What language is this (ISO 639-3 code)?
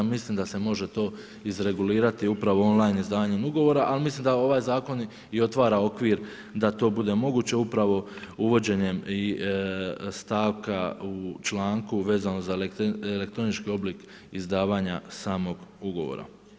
hrv